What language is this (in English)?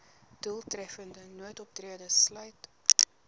Afrikaans